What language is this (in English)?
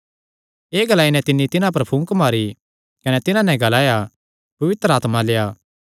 Kangri